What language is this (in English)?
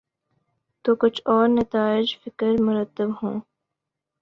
Urdu